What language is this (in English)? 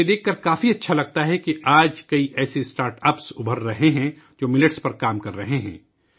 Urdu